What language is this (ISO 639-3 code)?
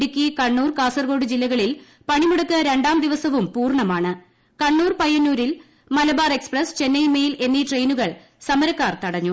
mal